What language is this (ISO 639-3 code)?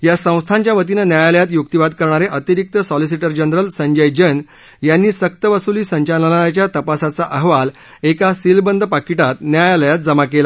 mar